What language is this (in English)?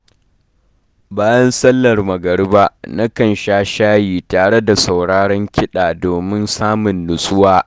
Hausa